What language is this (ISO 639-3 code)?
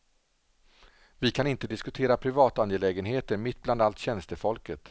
swe